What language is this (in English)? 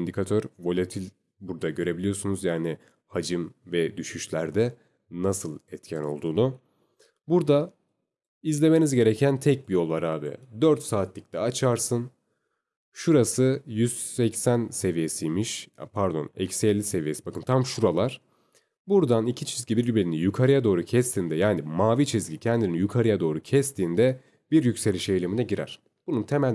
Turkish